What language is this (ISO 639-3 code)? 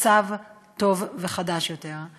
heb